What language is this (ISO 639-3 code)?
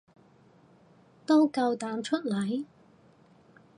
yue